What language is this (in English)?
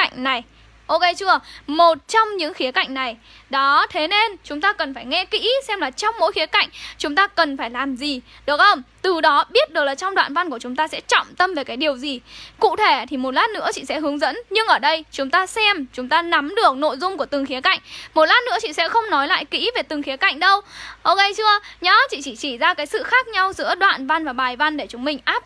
Vietnamese